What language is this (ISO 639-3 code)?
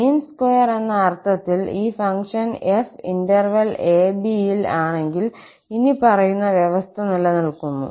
mal